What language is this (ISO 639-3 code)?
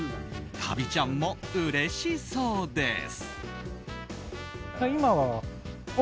jpn